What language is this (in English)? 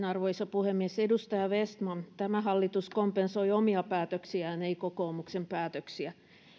Finnish